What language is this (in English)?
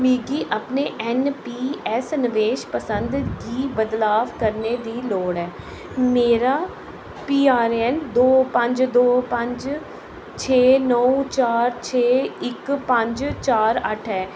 Dogri